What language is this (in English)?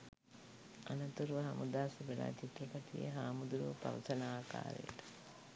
Sinhala